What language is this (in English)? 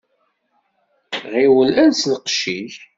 Kabyle